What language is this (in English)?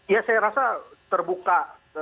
Indonesian